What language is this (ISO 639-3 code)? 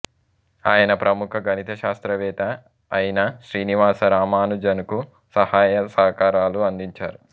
tel